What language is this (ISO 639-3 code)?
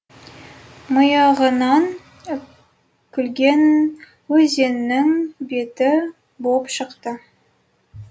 kaz